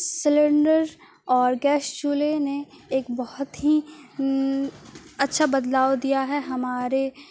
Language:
Urdu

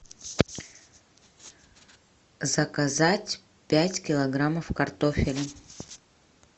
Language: Russian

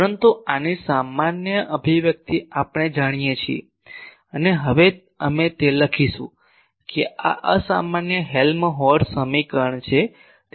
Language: Gujarati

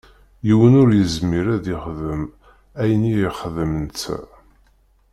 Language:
Kabyle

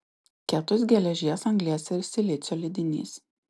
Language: Lithuanian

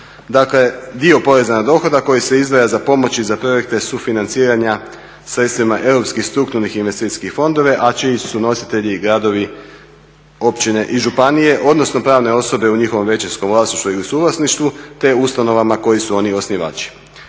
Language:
Croatian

